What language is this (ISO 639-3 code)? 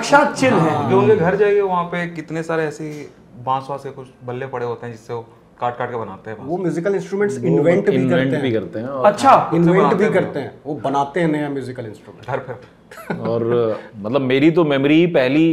hin